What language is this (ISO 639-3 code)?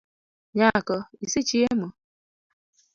luo